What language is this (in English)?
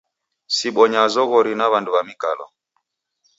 Taita